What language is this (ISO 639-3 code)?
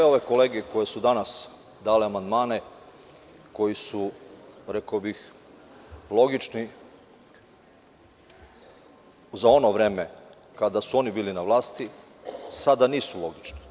srp